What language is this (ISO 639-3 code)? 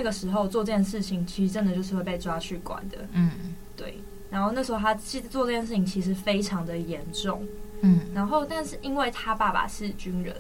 zho